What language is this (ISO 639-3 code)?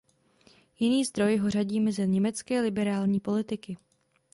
ces